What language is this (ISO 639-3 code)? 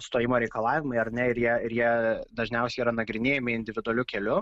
lit